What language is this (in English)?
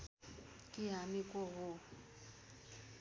Nepali